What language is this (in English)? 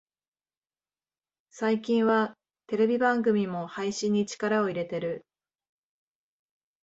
Japanese